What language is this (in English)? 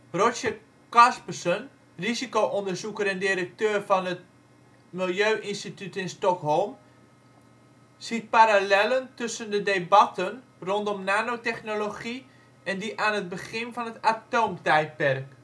Dutch